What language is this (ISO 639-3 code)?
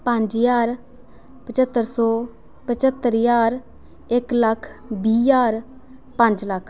doi